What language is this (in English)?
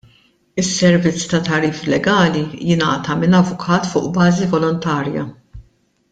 Maltese